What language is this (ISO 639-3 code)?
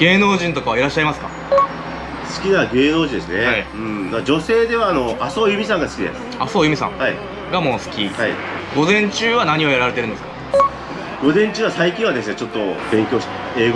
jpn